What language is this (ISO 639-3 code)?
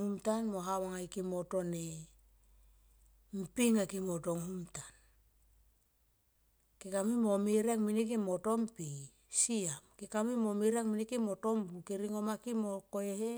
tqp